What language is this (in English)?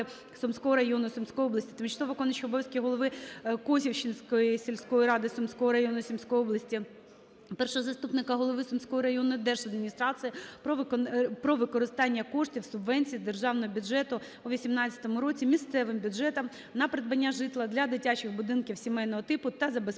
Ukrainian